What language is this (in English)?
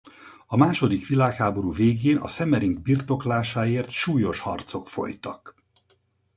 Hungarian